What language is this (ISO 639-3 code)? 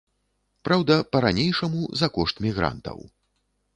bel